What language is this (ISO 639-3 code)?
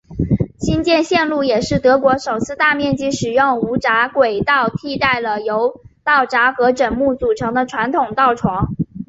zho